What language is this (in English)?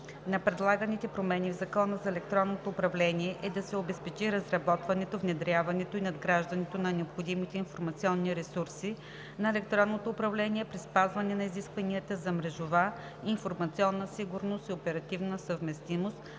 Bulgarian